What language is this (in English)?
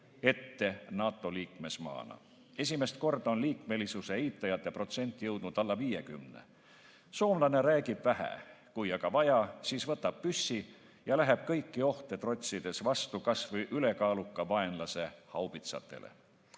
Estonian